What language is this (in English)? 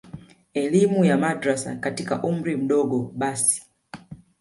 Swahili